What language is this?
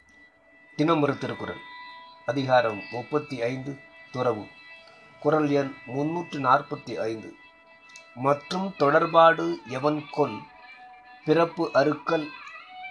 Tamil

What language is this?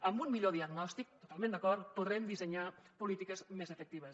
Catalan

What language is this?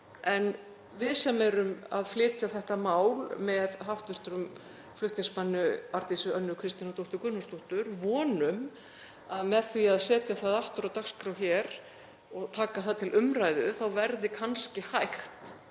Icelandic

